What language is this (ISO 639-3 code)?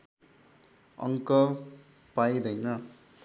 nep